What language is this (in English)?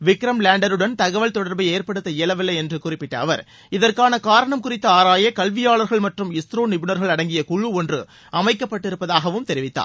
Tamil